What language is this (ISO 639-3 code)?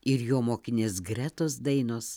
lit